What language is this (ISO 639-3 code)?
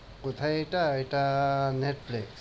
ben